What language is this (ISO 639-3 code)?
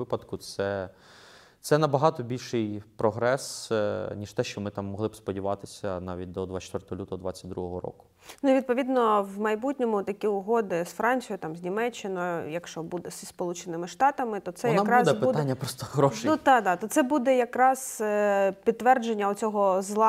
ukr